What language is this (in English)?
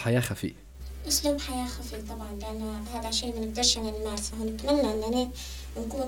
Arabic